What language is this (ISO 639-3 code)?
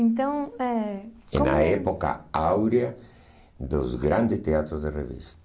por